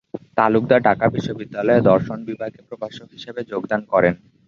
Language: Bangla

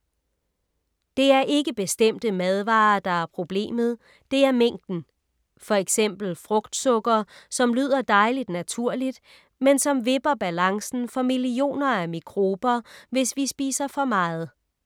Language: Danish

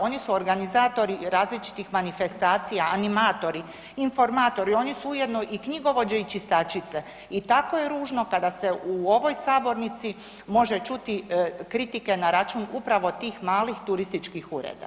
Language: Croatian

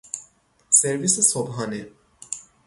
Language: Persian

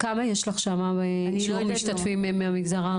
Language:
Hebrew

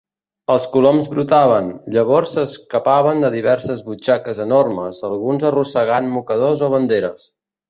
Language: Catalan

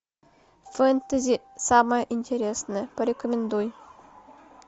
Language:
Russian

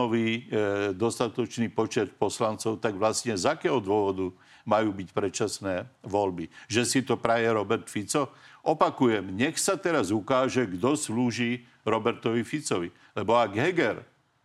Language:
Slovak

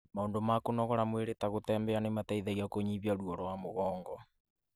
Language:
Kikuyu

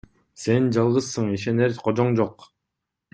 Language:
Kyrgyz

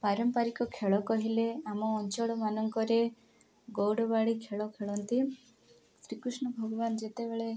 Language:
Odia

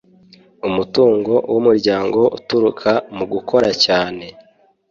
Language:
Kinyarwanda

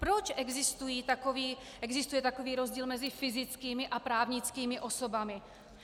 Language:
Czech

